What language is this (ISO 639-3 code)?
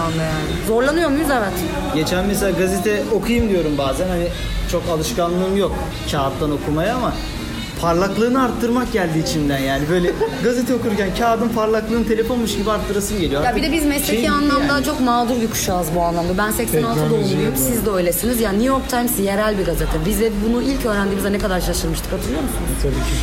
tur